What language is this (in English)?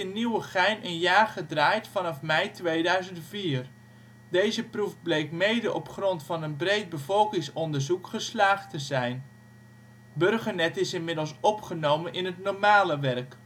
Dutch